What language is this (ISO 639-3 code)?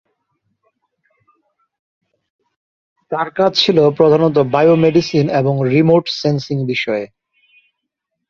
ben